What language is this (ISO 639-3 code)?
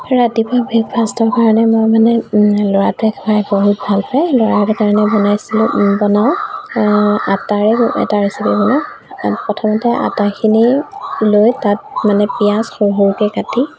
asm